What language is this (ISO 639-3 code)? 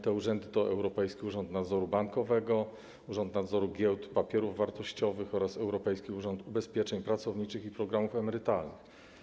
pol